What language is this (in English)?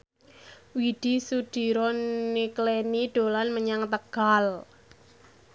Javanese